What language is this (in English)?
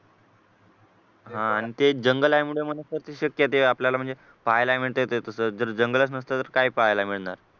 Marathi